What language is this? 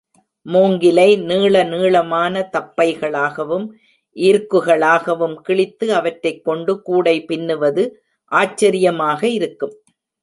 Tamil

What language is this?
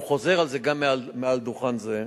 Hebrew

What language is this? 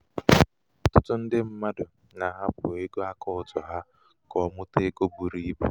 Igbo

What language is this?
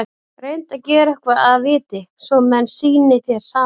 Icelandic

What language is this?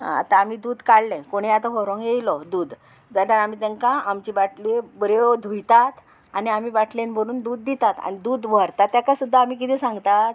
Konkani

